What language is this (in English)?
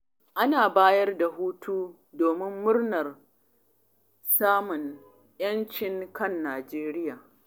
Hausa